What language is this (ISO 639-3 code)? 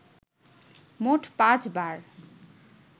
ben